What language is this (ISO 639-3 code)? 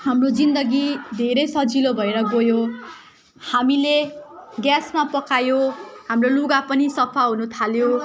nep